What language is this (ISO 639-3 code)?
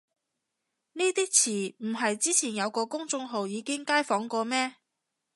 yue